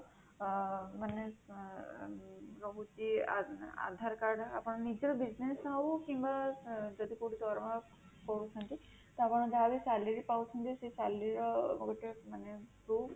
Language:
Odia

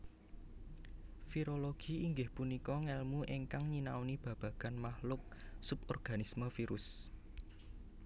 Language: Javanese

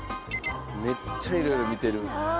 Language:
Japanese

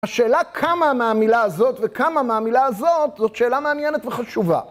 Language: Hebrew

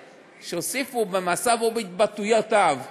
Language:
Hebrew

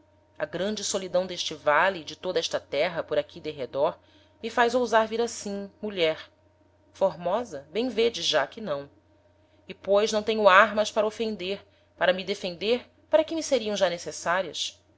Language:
Portuguese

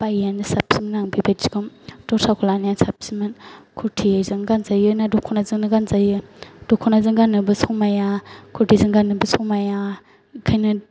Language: Bodo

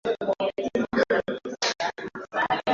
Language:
Swahili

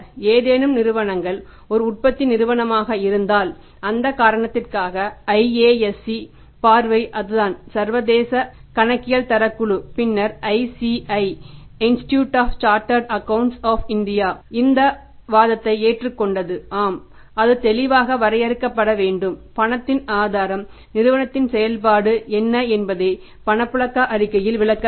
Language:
Tamil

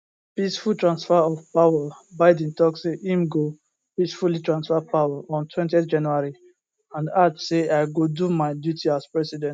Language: Nigerian Pidgin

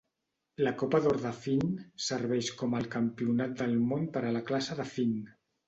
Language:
Catalan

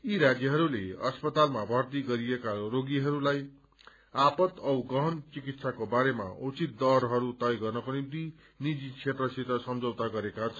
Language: Nepali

